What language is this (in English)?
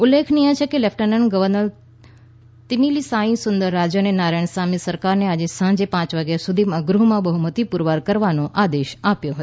Gujarati